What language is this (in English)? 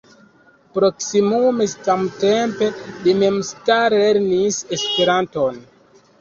Esperanto